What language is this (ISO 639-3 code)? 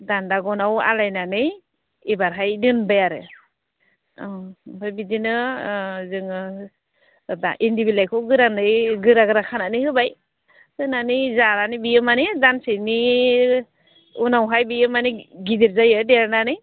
brx